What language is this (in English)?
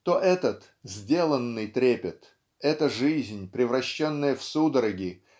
Russian